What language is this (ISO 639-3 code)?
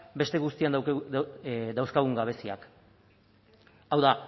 eus